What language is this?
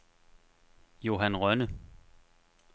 Danish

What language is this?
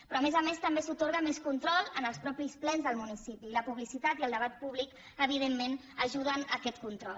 Catalan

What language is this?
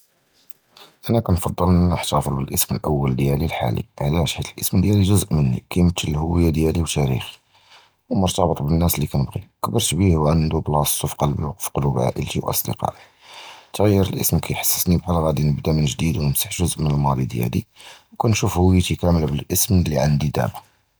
Judeo-Arabic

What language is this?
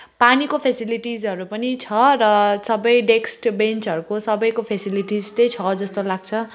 Nepali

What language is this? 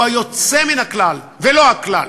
Hebrew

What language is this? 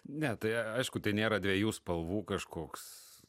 Lithuanian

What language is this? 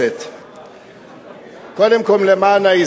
Hebrew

